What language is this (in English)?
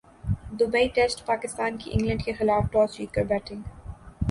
Urdu